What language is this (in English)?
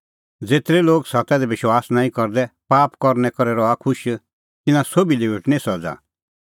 Kullu Pahari